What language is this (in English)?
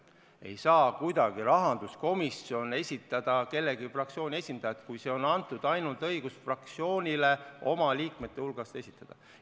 Estonian